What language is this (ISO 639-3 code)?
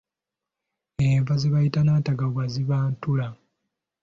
lug